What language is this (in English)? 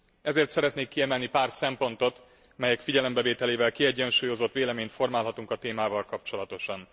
Hungarian